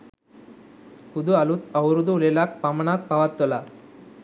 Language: Sinhala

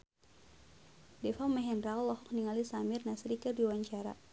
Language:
Sundanese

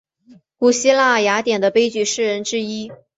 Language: Chinese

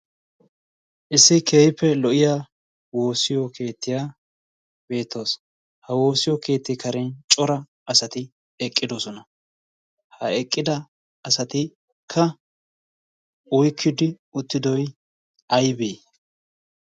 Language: Wolaytta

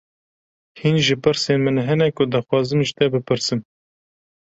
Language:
Kurdish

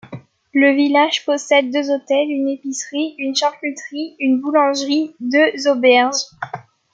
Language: French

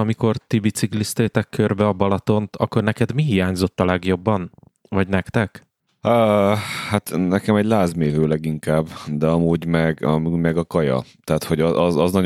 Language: Hungarian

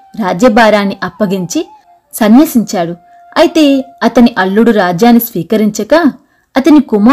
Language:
Telugu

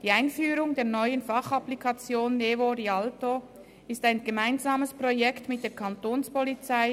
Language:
Swiss German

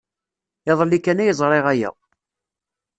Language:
Kabyle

